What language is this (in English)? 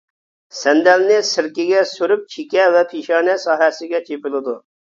Uyghur